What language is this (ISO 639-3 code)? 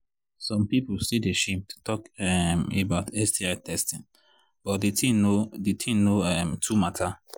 pcm